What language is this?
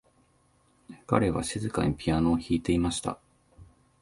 Japanese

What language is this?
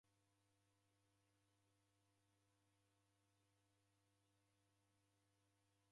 Taita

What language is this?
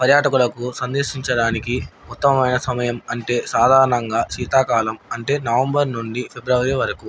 Telugu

